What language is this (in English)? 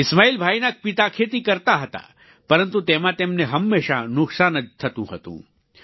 Gujarati